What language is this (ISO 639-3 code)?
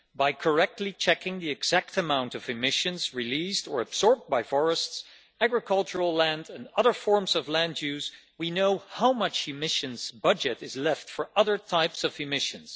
eng